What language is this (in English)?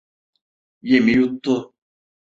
Turkish